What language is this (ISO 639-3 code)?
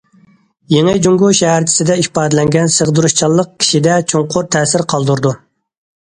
uig